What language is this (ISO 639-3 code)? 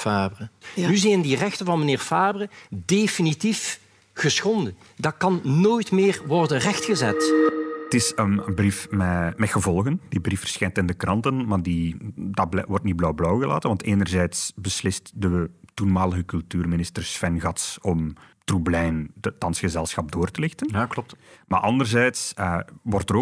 nld